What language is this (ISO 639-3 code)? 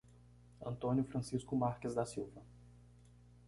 por